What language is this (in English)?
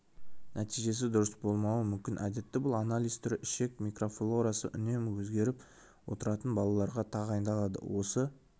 Kazakh